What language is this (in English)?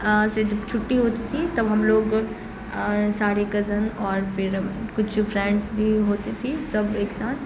Urdu